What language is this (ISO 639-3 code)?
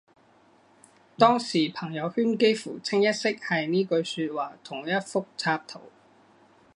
yue